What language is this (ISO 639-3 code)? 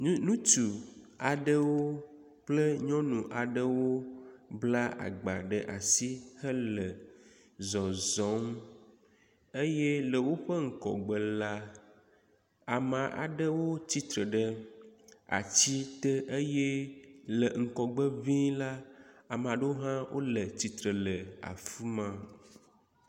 ewe